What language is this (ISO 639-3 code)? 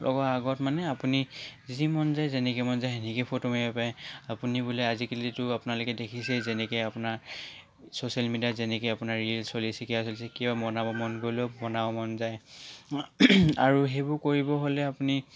asm